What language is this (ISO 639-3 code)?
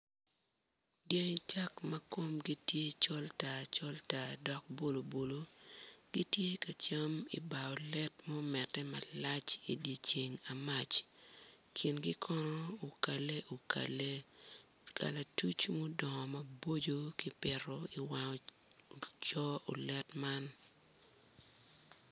ach